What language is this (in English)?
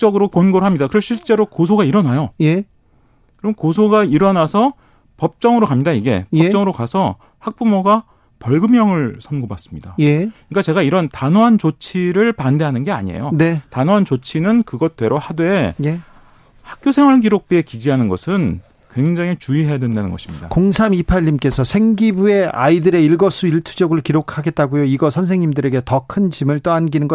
Korean